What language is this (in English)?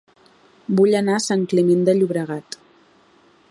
Catalan